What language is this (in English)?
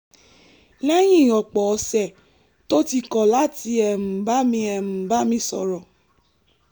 Yoruba